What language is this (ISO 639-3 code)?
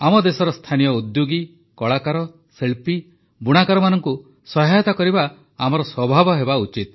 ori